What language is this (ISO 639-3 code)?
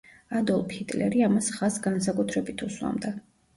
kat